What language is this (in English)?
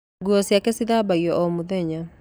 Kikuyu